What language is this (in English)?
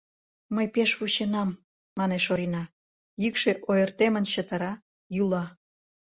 Mari